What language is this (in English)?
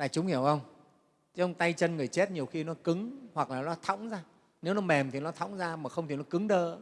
Vietnamese